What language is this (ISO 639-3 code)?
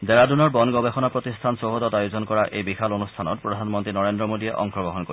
asm